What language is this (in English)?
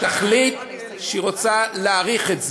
Hebrew